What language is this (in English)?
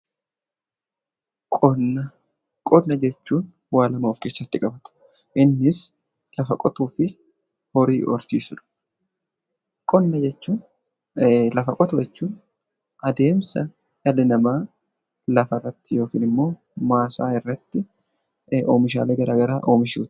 Oromo